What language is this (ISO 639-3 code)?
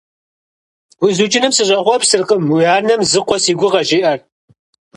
kbd